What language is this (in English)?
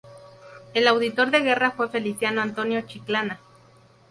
Spanish